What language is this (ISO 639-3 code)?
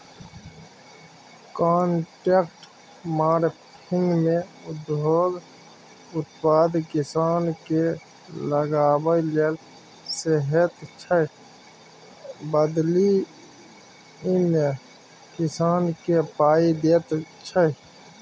mai